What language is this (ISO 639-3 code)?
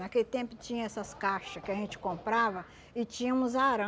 por